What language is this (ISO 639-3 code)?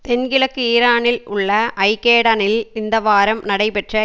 tam